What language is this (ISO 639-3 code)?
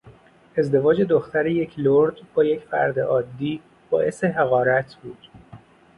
fas